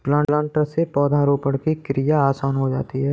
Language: Hindi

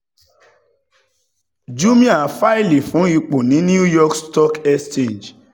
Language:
Yoruba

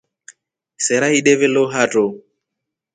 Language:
Rombo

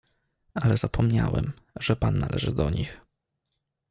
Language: Polish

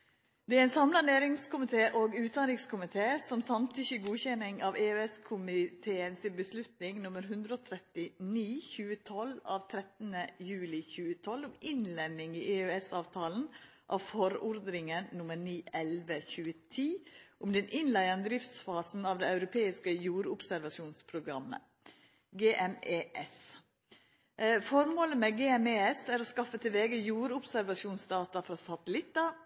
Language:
Norwegian Nynorsk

